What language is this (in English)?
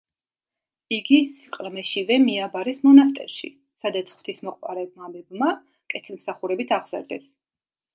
Georgian